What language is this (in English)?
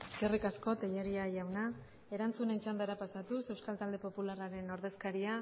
Basque